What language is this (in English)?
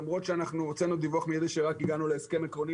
Hebrew